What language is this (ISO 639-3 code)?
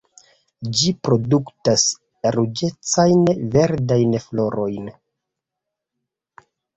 epo